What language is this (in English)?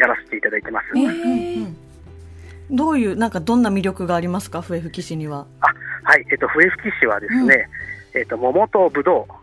Japanese